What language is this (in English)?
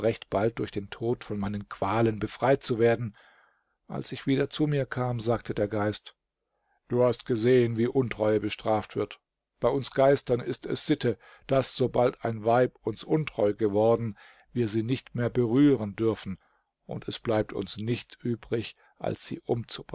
German